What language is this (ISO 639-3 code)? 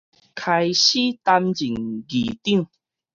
nan